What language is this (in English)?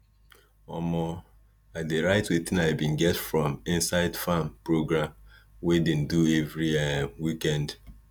Nigerian Pidgin